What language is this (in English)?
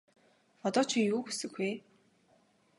Mongolian